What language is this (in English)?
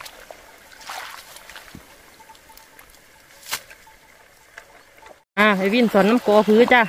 Thai